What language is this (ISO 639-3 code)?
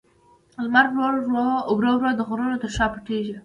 pus